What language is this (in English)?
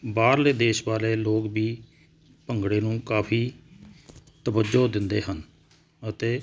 Punjabi